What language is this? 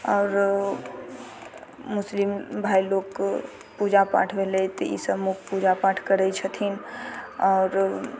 Maithili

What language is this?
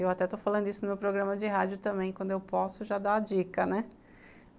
Portuguese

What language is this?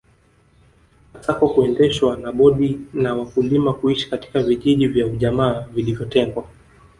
Swahili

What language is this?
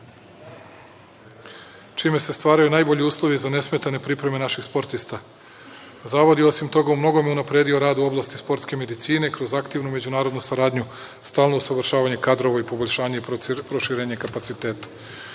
Serbian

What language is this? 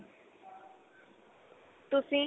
Punjabi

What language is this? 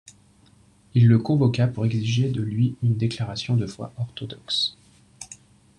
French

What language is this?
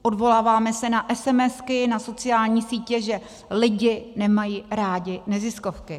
Czech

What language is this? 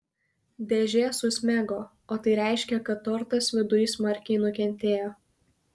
Lithuanian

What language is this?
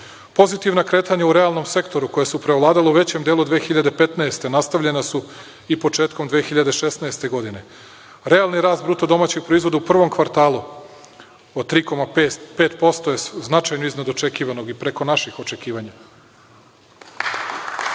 Serbian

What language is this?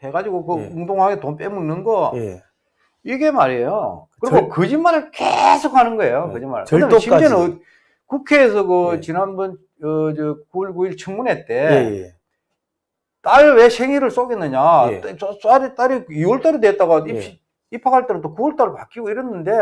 Korean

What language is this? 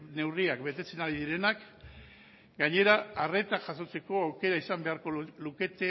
Basque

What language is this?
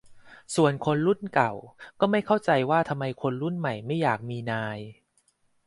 Thai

